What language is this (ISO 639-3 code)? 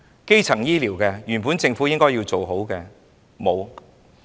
yue